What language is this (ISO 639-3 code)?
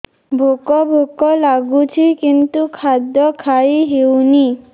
ori